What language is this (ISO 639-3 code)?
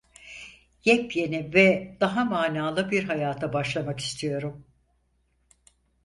tur